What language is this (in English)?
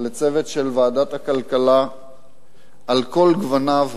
Hebrew